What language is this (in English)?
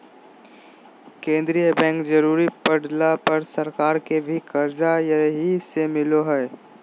Magahi